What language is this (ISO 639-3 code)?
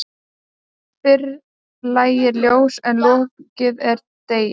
isl